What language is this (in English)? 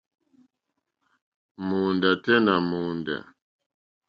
Mokpwe